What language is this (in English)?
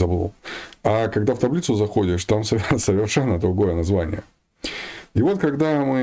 Russian